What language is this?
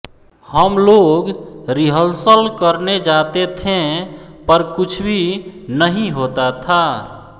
Hindi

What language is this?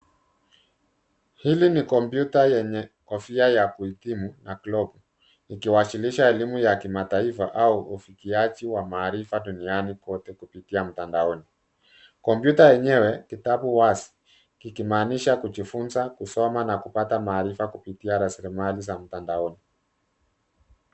Swahili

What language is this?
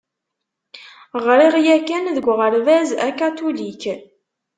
Kabyle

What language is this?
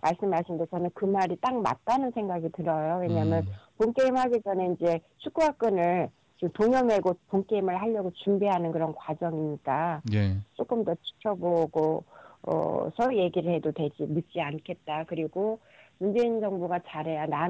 Korean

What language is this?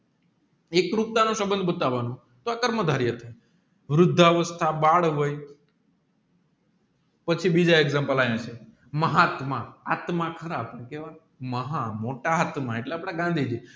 Gujarati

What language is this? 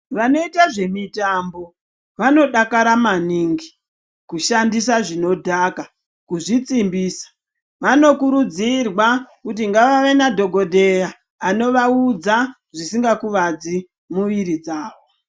Ndau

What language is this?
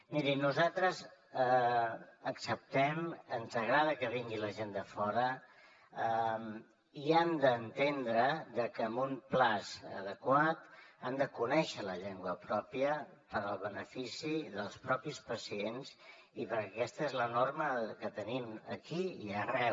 Catalan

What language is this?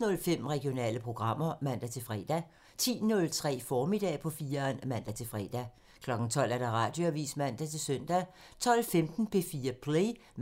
Danish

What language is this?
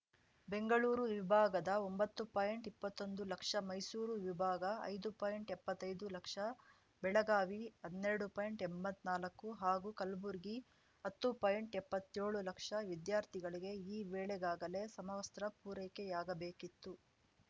Kannada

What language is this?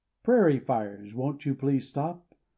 English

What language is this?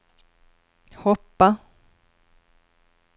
Swedish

